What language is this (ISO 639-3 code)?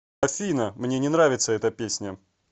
rus